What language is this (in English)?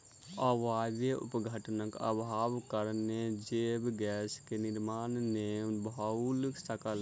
Maithili